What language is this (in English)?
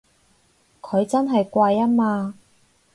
Cantonese